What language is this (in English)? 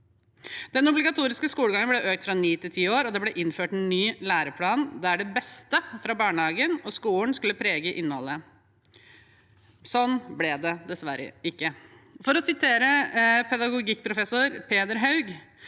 Norwegian